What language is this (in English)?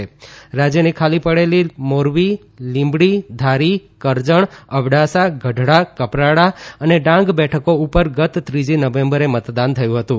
Gujarati